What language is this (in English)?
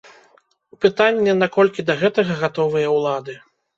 Belarusian